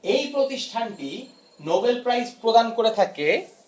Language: Bangla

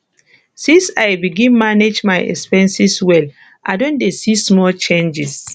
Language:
Nigerian Pidgin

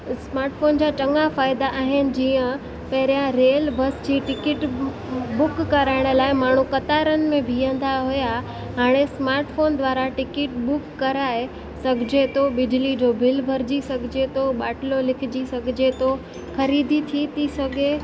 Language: Sindhi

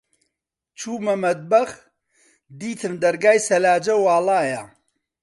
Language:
Central Kurdish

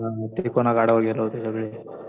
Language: Marathi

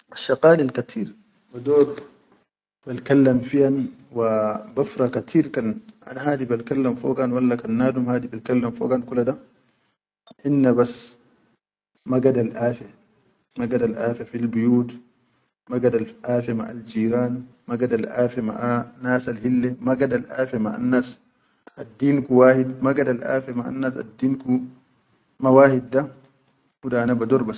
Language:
Chadian Arabic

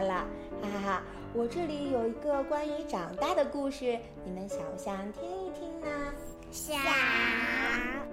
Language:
Chinese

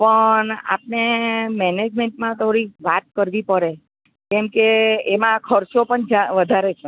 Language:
Gujarati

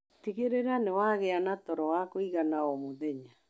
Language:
Kikuyu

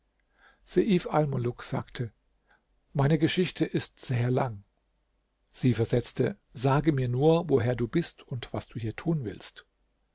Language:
German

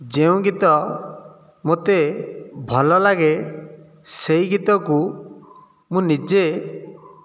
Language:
Odia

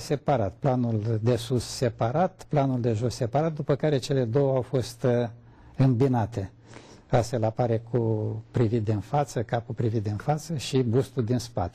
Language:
Romanian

